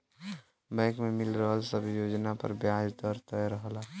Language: Bhojpuri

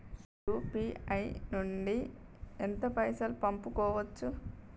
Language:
Telugu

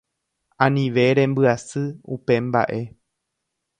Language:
Guarani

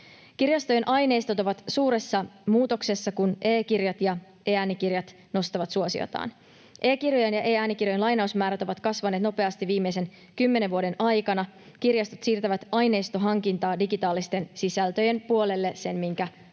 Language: Finnish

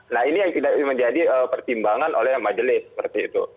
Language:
Indonesian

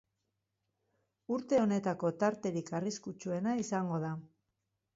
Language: Basque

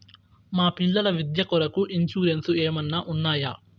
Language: Telugu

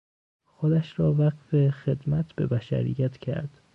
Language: Persian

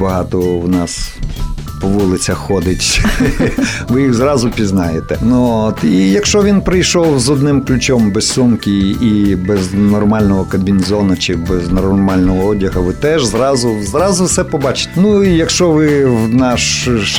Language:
Ukrainian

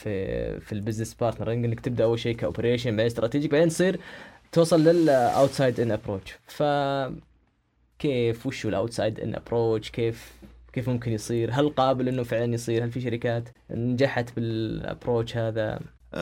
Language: Arabic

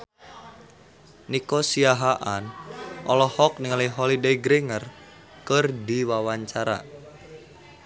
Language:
Sundanese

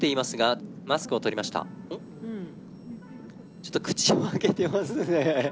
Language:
Japanese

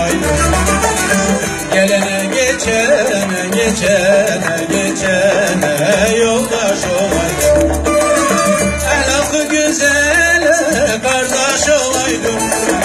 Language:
Turkish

